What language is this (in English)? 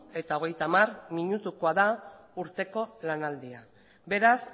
Basque